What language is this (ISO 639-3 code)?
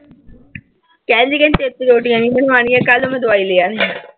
pan